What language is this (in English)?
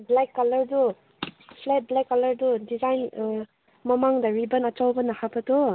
Manipuri